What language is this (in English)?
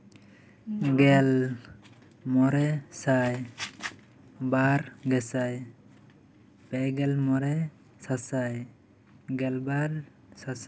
Santali